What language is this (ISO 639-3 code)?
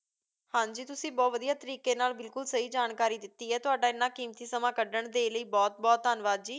pan